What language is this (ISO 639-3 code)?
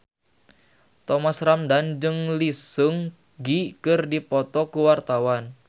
sun